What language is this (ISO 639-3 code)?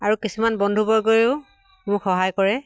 asm